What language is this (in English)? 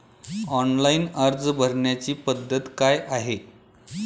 Marathi